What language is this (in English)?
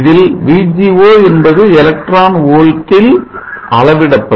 Tamil